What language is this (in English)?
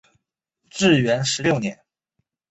Chinese